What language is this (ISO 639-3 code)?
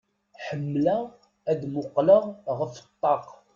kab